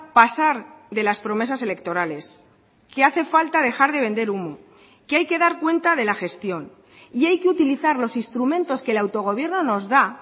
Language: Spanish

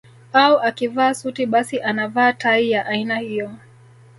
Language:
Swahili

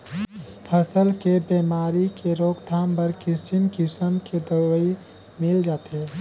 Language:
Chhattisgarhi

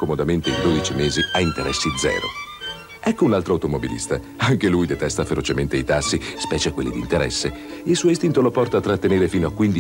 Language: Italian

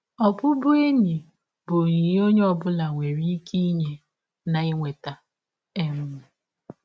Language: Igbo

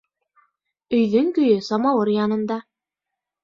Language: Bashkir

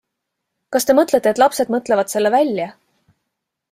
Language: Estonian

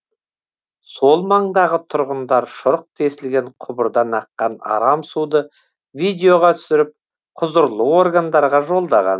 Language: Kazakh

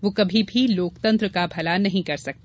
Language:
Hindi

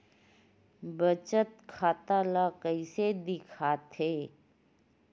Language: Chhattisgarhi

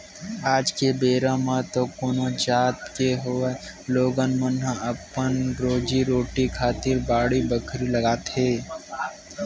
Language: Chhattisgarhi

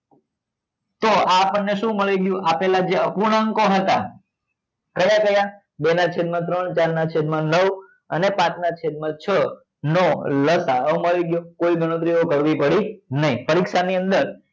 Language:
Gujarati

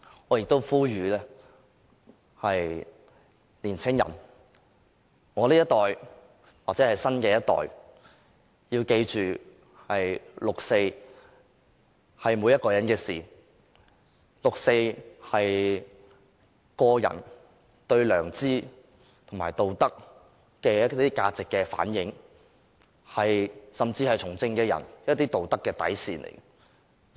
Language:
Cantonese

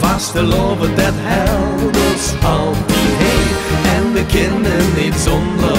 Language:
Dutch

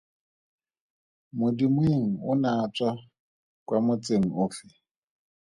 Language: Tswana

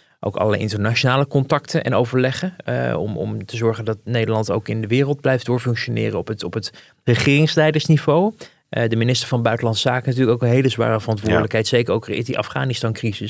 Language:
Dutch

